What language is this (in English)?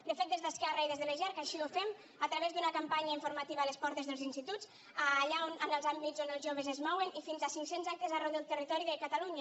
Catalan